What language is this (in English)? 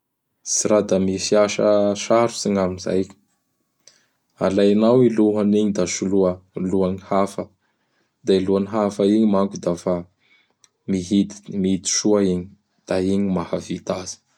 Bara Malagasy